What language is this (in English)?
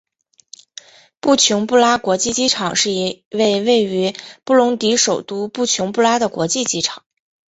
Chinese